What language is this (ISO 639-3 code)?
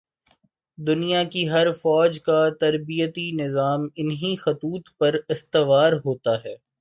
urd